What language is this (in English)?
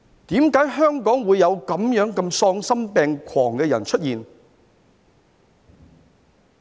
Cantonese